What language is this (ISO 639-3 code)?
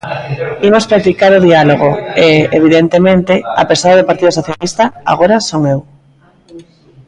glg